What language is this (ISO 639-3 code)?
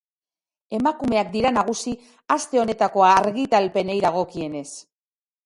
eus